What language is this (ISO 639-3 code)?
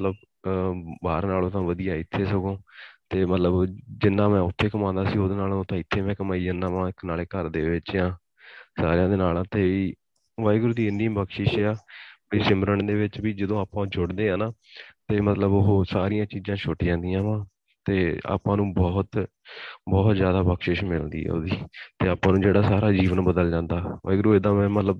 pan